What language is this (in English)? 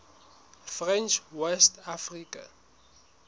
Southern Sotho